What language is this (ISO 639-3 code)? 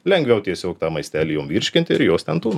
lit